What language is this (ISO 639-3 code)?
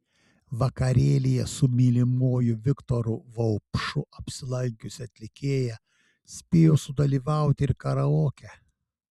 lit